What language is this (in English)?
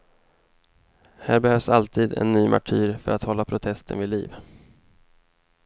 Swedish